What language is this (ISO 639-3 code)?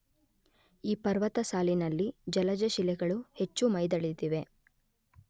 kan